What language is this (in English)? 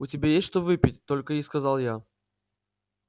Russian